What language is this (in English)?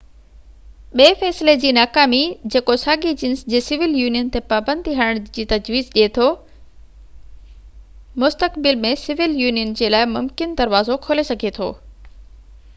Sindhi